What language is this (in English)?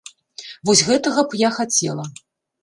Belarusian